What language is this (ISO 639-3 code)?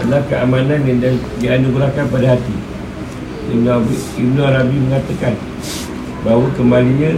msa